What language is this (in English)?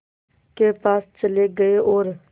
Hindi